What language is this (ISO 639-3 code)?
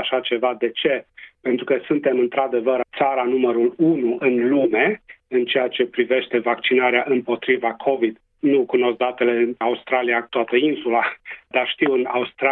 ron